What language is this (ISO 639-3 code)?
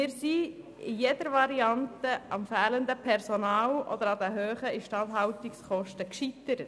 gsw